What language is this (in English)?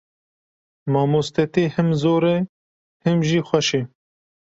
Kurdish